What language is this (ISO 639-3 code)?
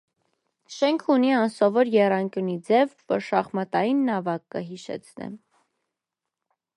hye